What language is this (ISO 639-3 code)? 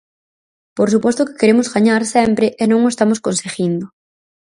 glg